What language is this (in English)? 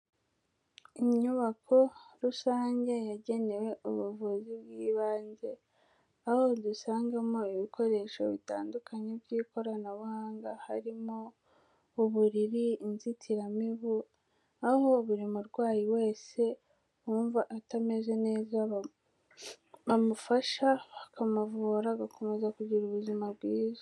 Kinyarwanda